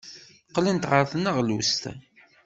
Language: Kabyle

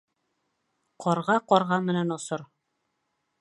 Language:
Bashkir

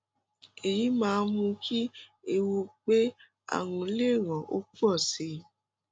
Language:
Yoruba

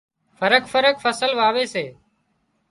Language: Wadiyara Koli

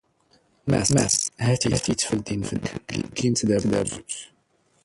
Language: Standard Moroccan Tamazight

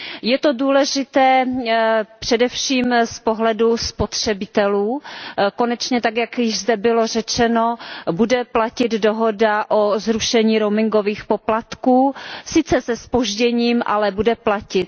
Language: Czech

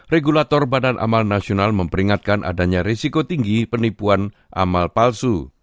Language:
Indonesian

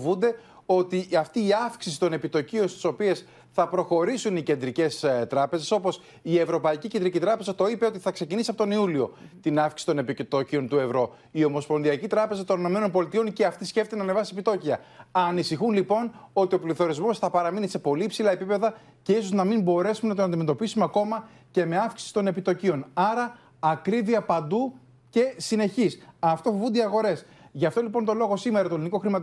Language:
Greek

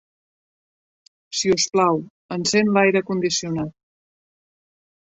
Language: Catalan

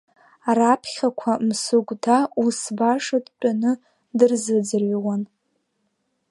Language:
Abkhazian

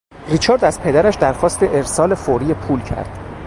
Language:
Persian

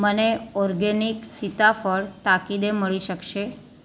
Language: Gujarati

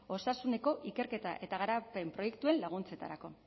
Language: Basque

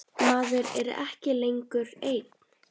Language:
Icelandic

